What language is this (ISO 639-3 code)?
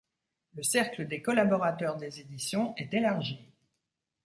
fra